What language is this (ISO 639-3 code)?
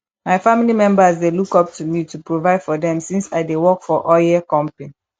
pcm